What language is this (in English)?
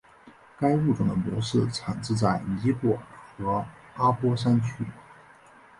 Chinese